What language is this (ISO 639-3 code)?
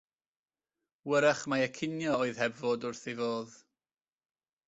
cym